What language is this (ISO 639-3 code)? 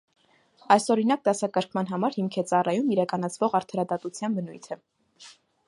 hye